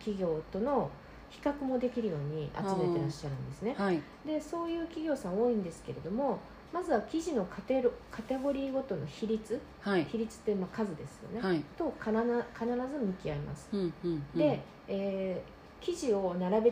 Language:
Japanese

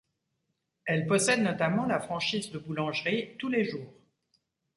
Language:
French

